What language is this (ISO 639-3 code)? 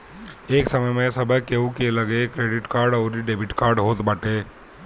bho